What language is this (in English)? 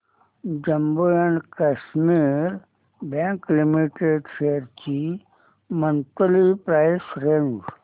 Marathi